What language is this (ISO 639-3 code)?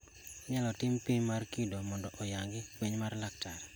luo